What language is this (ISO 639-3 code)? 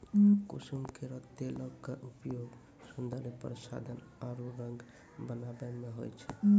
mai